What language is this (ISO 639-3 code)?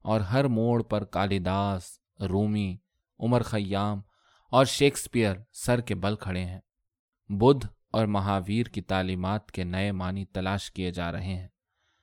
urd